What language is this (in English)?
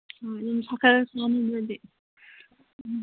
Manipuri